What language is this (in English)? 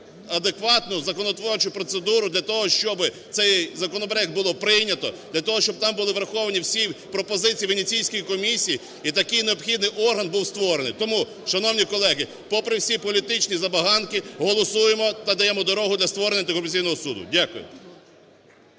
Ukrainian